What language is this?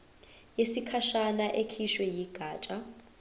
Zulu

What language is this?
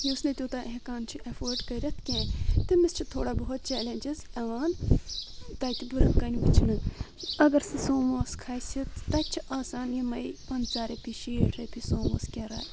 Kashmiri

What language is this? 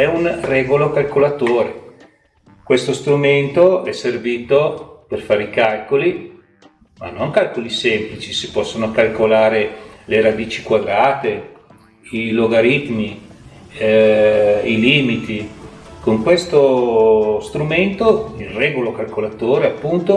Italian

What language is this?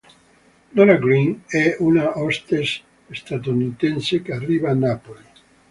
Italian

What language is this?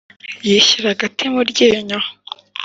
Kinyarwanda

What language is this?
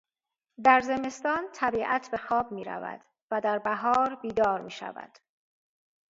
Persian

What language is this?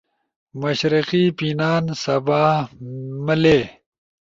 Ushojo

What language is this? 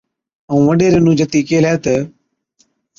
Od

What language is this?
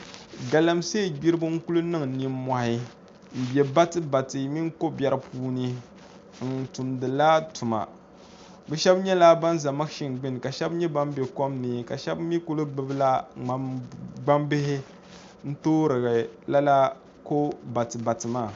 Dagbani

